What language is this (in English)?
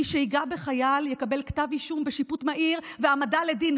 Hebrew